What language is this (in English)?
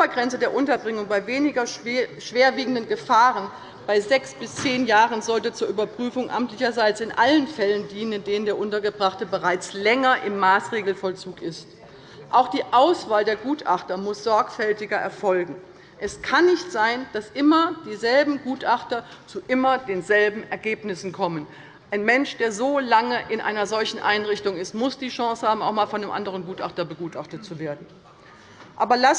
German